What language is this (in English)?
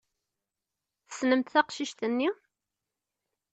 Kabyle